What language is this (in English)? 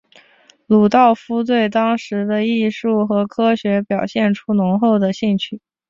Chinese